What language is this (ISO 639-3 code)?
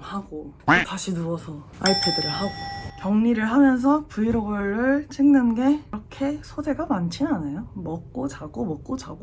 kor